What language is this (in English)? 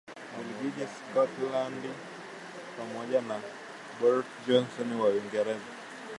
Swahili